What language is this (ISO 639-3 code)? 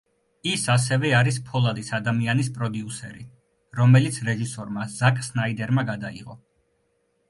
kat